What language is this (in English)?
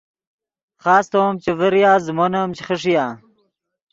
Yidgha